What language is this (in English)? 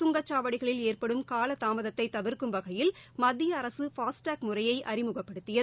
Tamil